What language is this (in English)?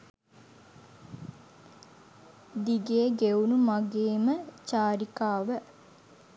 Sinhala